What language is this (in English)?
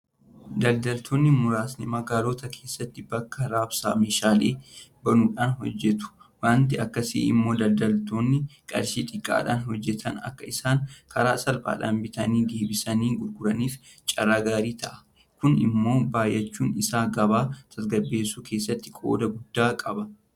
Oromo